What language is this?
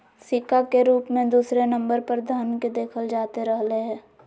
Magahi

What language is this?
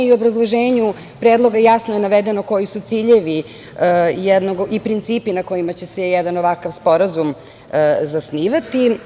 Serbian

